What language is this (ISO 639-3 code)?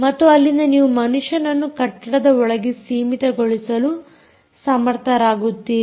kan